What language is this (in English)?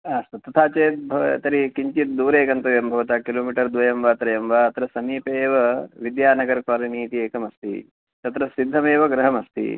Sanskrit